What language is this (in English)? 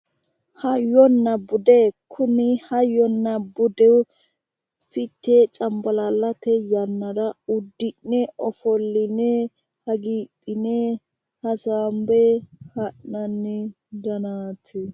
Sidamo